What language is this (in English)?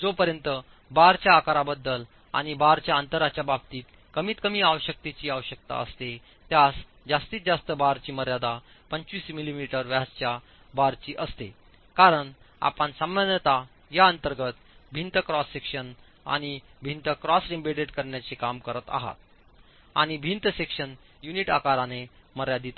Marathi